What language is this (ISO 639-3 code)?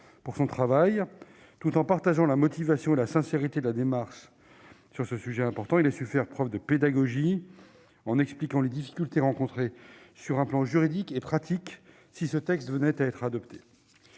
fra